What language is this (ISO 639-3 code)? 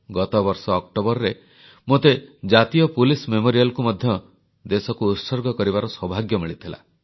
ori